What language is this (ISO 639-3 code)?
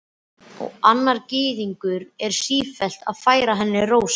isl